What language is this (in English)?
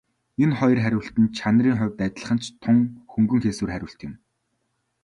Mongolian